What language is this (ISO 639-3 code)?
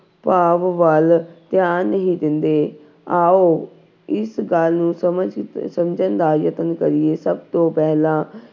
pan